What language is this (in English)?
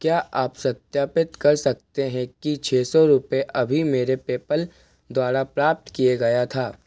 Hindi